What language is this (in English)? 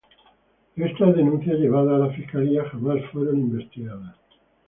Spanish